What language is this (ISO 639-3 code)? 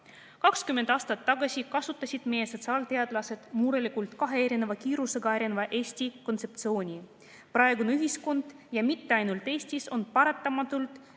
est